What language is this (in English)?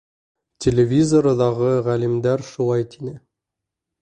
Bashkir